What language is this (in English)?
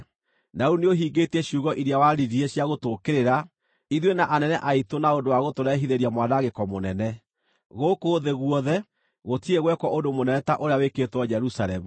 Kikuyu